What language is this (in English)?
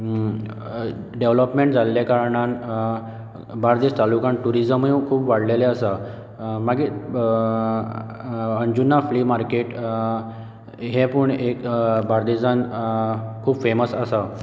Konkani